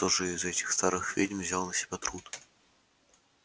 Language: Russian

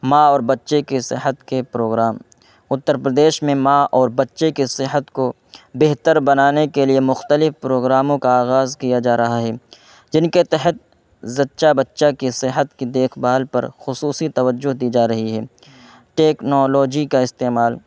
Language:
Urdu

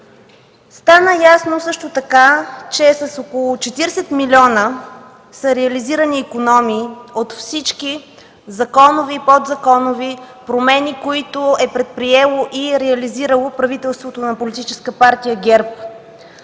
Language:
Bulgarian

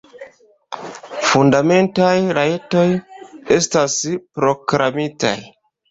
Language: Esperanto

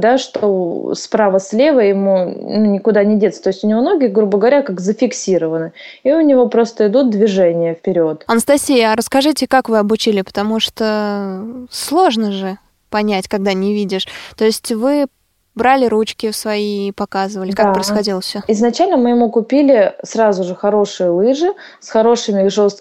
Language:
Russian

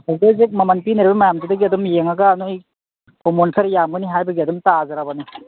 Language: Manipuri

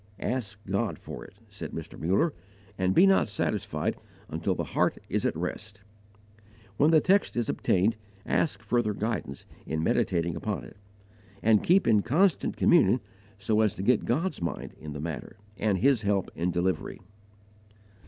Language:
English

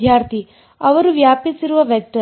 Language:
Kannada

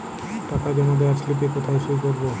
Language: Bangla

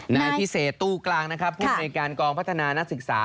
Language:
Thai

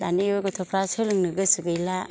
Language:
Bodo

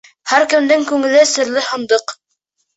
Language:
Bashkir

